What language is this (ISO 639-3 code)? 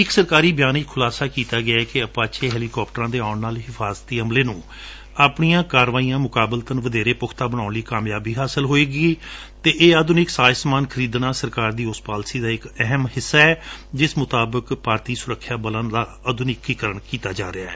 pan